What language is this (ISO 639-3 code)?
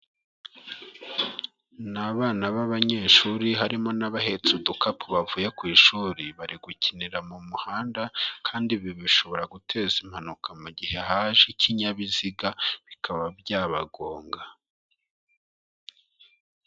kin